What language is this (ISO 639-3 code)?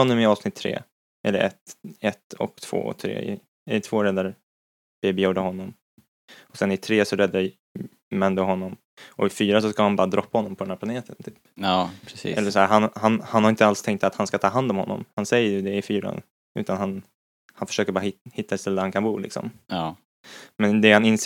swe